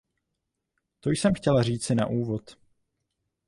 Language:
Czech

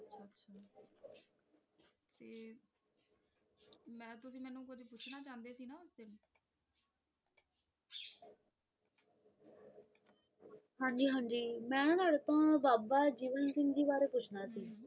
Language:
Punjabi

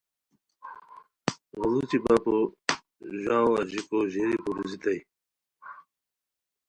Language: Khowar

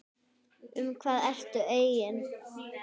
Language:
Icelandic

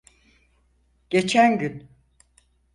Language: Turkish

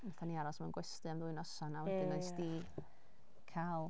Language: Welsh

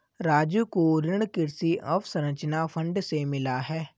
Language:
Hindi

